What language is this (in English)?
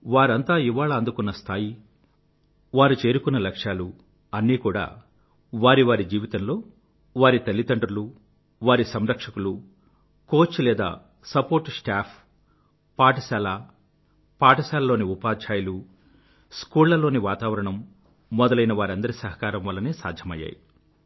Telugu